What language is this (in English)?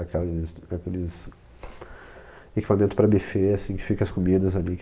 Portuguese